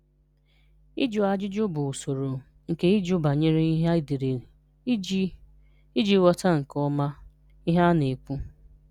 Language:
Igbo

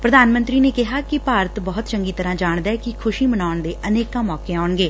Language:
Punjabi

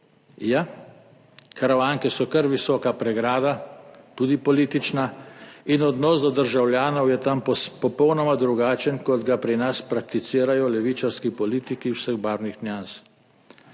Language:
Slovenian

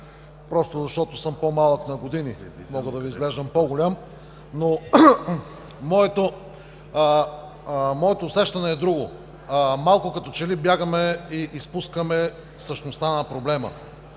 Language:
Bulgarian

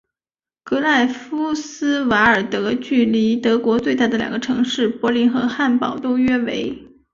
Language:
Chinese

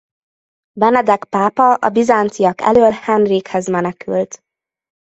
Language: Hungarian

